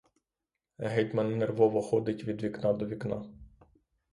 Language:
Ukrainian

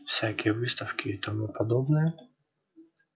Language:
Russian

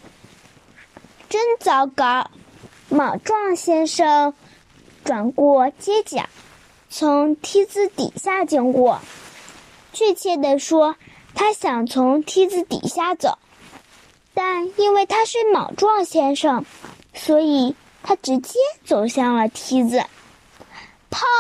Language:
Chinese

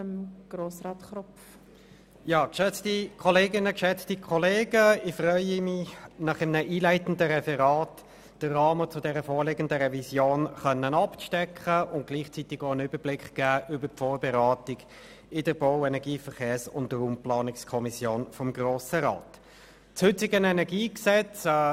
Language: Swiss German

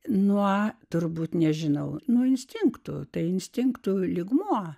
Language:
Lithuanian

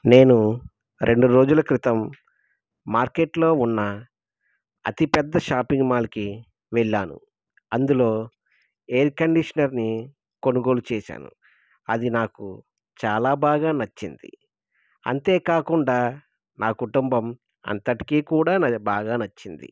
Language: Telugu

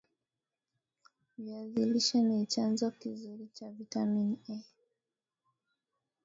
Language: Swahili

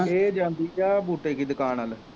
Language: Punjabi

